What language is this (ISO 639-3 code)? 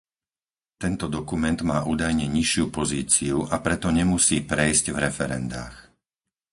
slk